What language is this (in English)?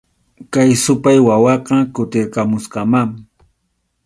Arequipa-La Unión Quechua